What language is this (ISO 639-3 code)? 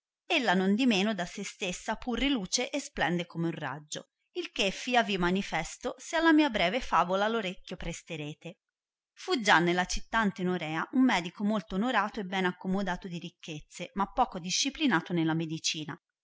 ita